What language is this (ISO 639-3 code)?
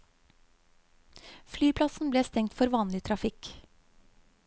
nor